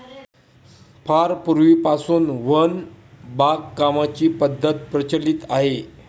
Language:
Marathi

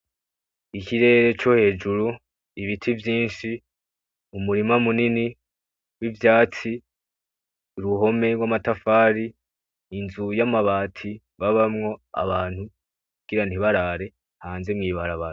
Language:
Rundi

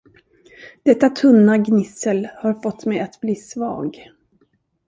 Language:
Swedish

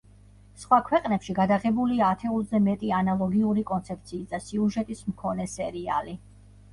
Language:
Georgian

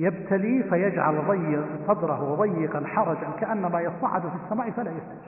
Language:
Arabic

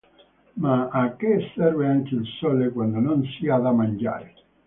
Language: Italian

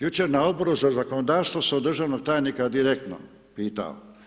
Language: Croatian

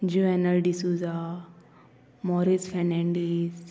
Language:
Konkani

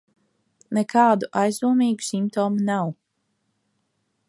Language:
Latvian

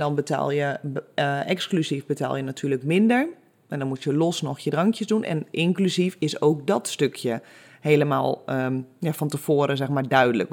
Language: Dutch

